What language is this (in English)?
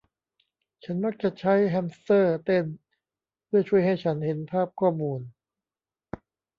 Thai